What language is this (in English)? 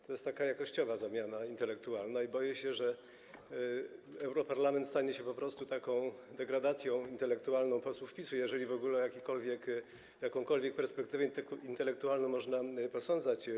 Polish